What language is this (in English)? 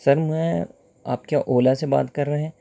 Urdu